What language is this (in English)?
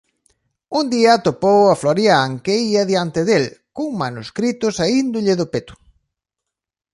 Galician